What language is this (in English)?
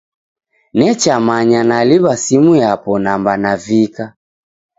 Taita